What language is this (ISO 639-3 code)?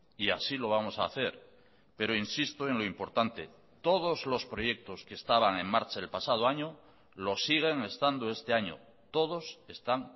spa